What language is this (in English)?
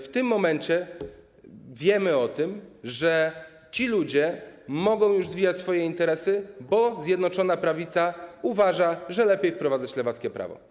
Polish